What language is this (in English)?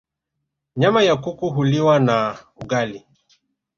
Swahili